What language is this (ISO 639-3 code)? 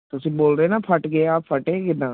pan